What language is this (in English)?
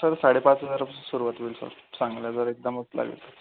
Marathi